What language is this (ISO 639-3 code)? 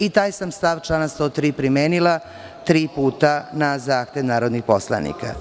srp